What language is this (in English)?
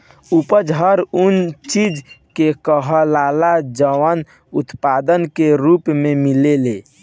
Bhojpuri